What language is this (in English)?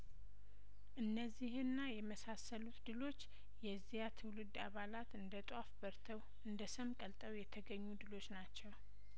Amharic